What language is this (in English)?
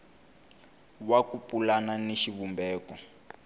Tsonga